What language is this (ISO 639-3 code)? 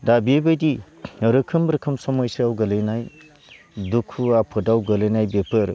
brx